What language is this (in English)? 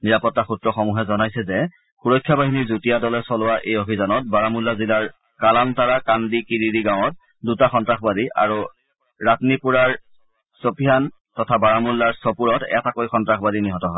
Assamese